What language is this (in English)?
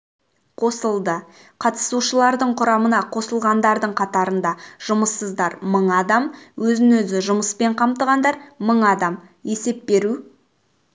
Kazakh